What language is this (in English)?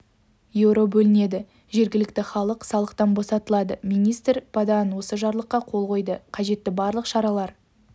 Kazakh